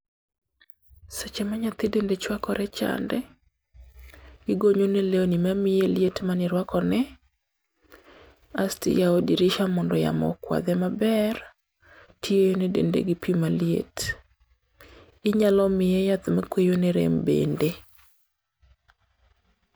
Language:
Luo (Kenya and Tanzania)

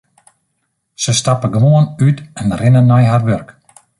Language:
Western Frisian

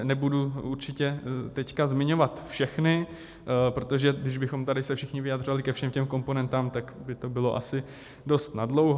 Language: Czech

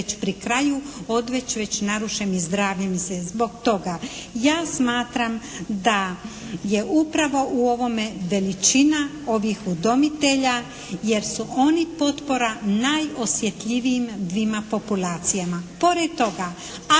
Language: Croatian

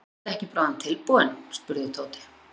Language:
Icelandic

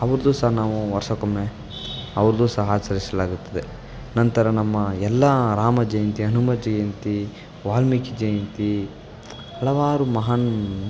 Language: Kannada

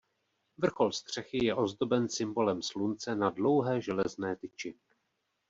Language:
Czech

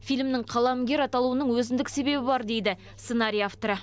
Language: Kazakh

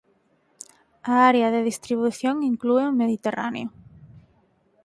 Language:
Galician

